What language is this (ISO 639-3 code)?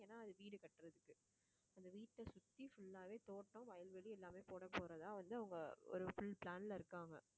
tam